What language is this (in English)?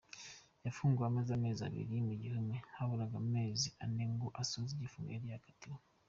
Kinyarwanda